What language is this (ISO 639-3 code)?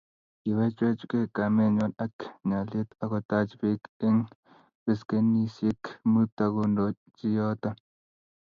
kln